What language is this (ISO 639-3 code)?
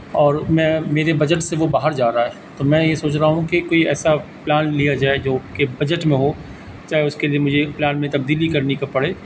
urd